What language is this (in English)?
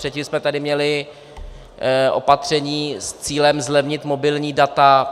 Czech